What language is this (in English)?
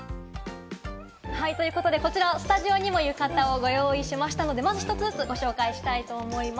Japanese